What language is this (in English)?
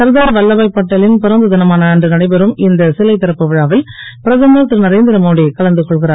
Tamil